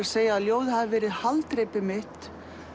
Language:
Icelandic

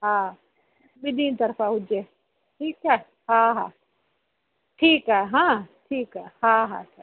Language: Sindhi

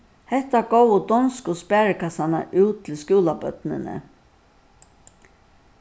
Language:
Faroese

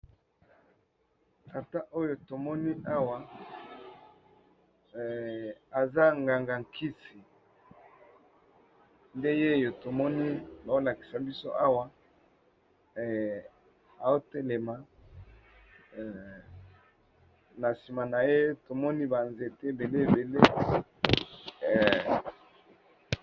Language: Lingala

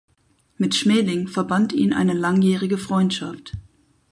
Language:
German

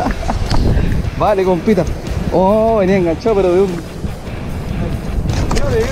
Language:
Spanish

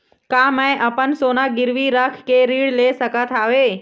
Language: Chhattisgarhi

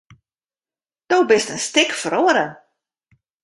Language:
Western Frisian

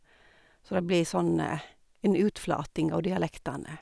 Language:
Norwegian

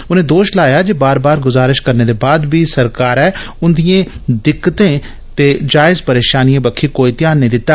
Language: Dogri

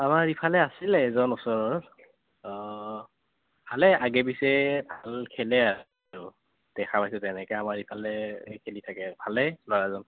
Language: Assamese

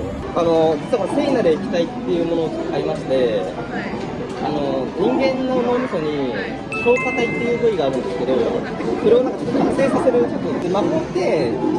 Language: Japanese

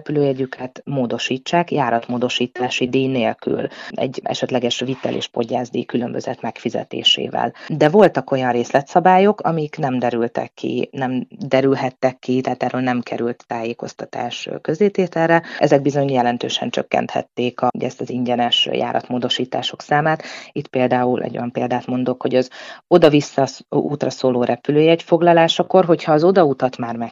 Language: Hungarian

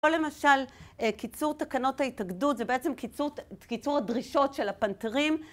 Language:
Hebrew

